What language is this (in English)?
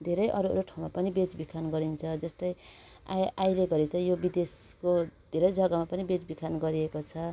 Nepali